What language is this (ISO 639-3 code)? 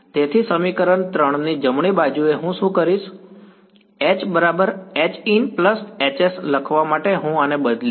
guj